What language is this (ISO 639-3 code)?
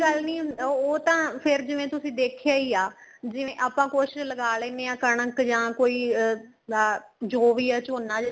pan